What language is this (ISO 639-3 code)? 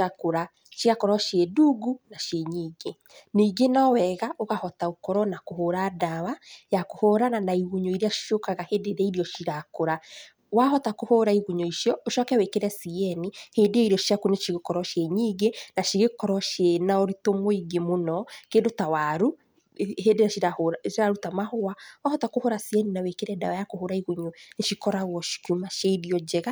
kik